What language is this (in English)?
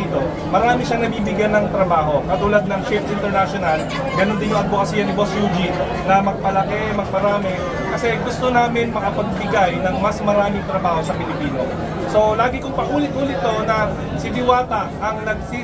Filipino